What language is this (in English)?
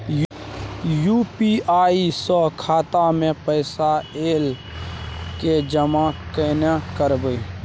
Maithili